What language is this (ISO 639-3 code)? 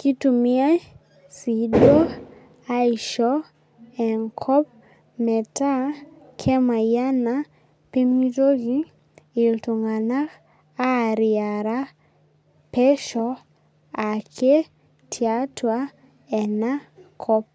mas